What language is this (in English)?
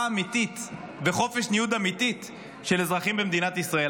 Hebrew